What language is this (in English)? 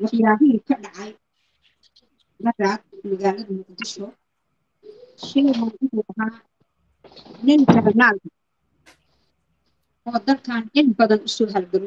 Arabic